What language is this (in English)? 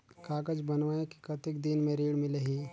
Chhattisgarhi